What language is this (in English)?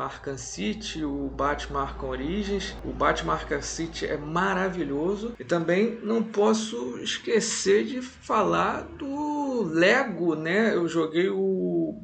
Portuguese